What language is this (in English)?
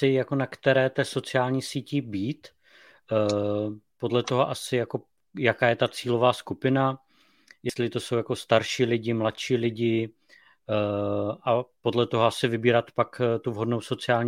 Czech